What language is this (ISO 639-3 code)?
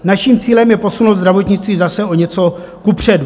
ces